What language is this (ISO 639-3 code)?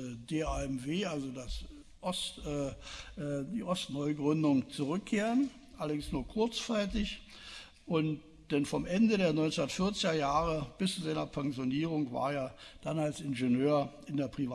deu